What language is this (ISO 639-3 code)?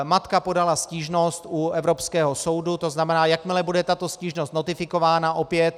ces